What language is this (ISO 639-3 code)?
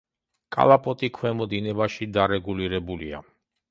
kat